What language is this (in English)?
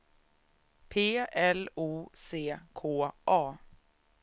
Swedish